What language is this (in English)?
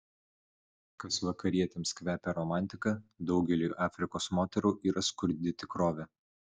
Lithuanian